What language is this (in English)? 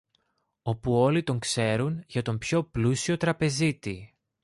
Greek